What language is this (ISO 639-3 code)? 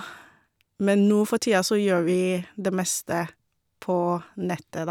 nor